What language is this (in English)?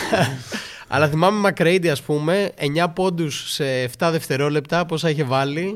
Greek